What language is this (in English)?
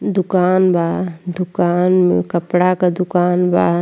Bhojpuri